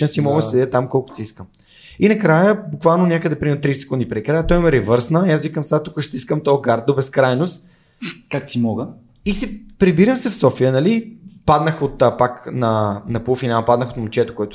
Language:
Bulgarian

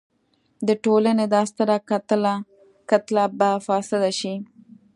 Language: Pashto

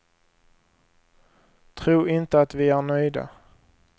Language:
Swedish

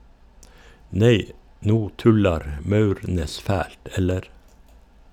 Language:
Norwegian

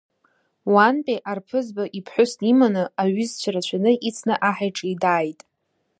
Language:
Abkhazian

